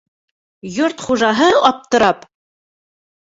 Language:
Bashkir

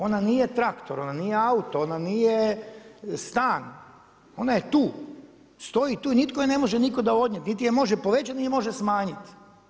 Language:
Croatian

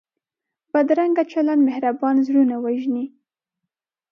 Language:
Pashto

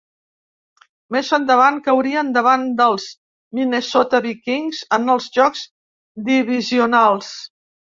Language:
Catalan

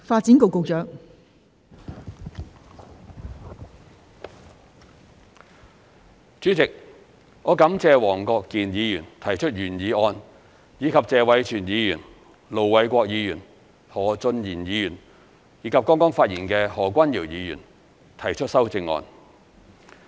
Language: Cantonese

